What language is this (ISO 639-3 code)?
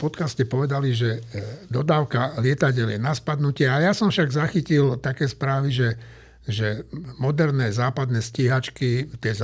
slk